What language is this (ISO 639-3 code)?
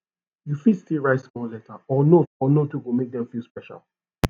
pcm